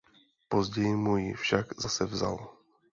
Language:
Czech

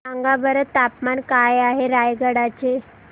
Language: Marathi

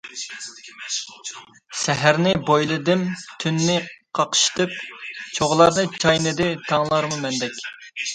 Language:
Uyghur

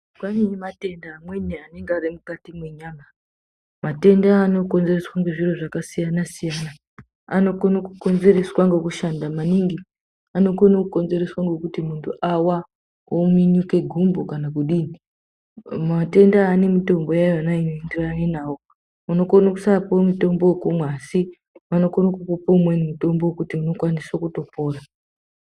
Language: Ndau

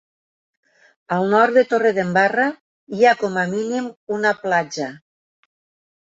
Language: Catalan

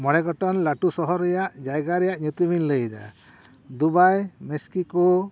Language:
Santali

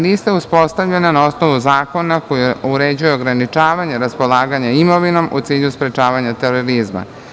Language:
Serbian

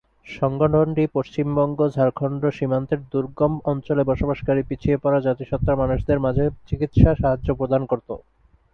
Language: Bangla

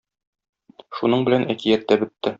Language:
Tatar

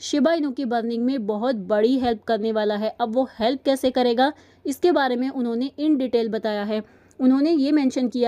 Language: Hindi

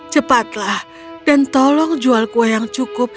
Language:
Indonesian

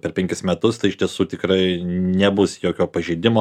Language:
Lithuanian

